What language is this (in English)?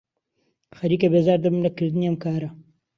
Central Kurdish